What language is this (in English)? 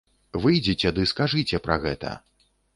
Belarusian